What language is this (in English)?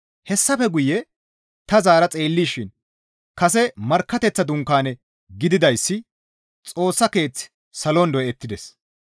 Gamo